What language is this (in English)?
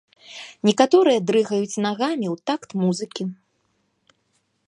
Belarusian